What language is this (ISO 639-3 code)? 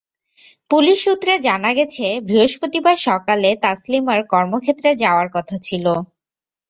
ben